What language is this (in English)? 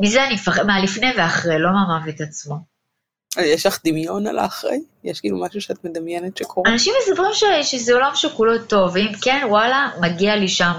Hebrew